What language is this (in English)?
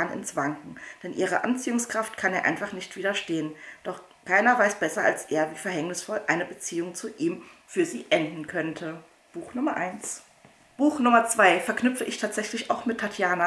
German